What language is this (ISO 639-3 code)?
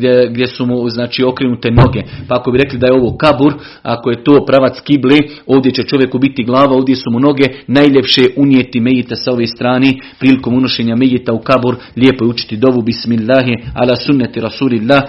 hrv